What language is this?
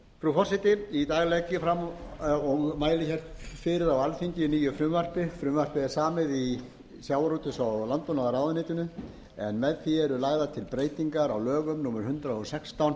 Icelandic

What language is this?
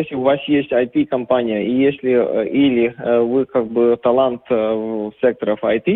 Russian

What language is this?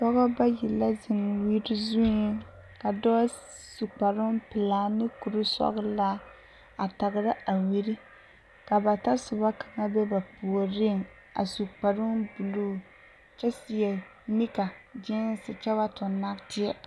Southern Dagaare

